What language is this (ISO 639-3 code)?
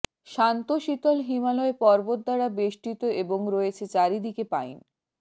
ben